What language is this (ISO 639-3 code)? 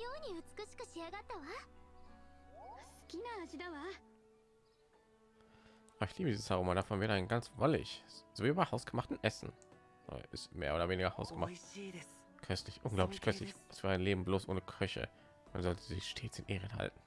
deu